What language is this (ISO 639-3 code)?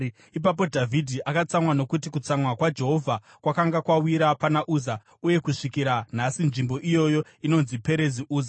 sna